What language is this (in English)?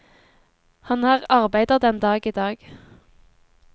Norwegian